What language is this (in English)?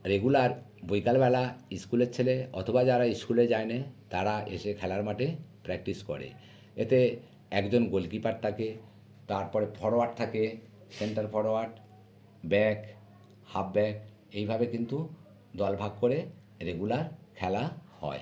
Bangla